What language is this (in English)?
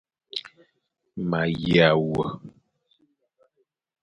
Fang